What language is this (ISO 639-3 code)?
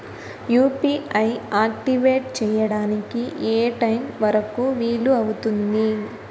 tel